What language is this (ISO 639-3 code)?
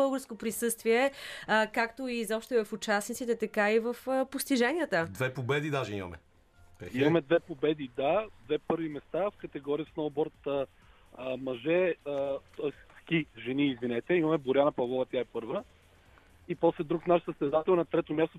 bul